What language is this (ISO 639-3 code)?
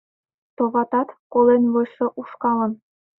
chm